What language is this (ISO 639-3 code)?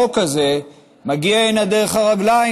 heb